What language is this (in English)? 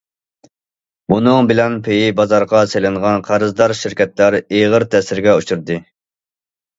Uyghur